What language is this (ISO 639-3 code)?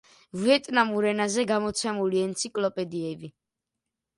kat